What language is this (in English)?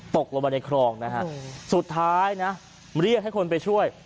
Thai